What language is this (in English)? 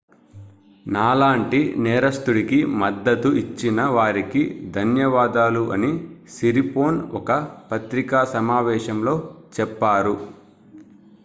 Telugu